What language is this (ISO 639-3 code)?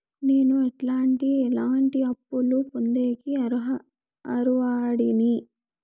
tel